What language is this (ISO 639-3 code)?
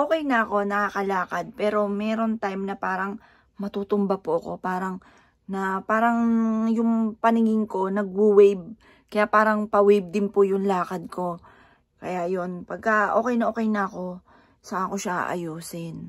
fil